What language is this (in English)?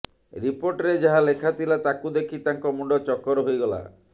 Odia